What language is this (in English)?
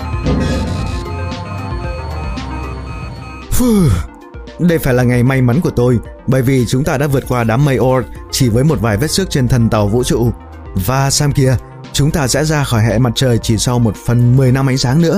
Vietnamese